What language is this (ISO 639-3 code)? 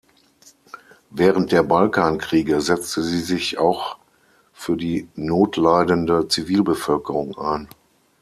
deu